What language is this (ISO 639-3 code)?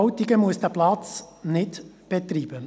gsw